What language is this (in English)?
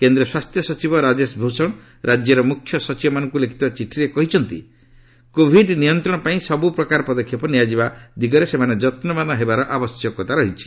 Odia